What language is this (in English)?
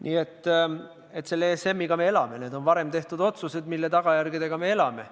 Estonian